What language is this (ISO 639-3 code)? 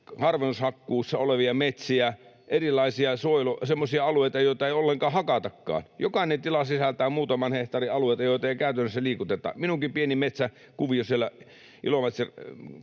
fin